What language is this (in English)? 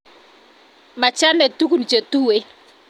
Kalenjin